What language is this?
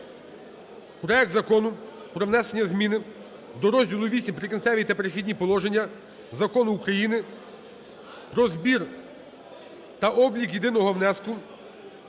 Ukrainian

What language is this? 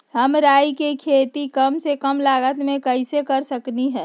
Magahi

